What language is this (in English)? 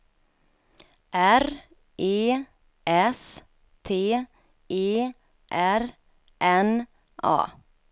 Swedish